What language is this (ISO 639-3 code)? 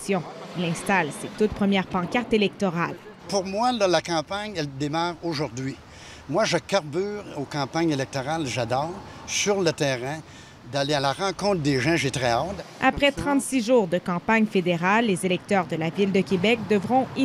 fra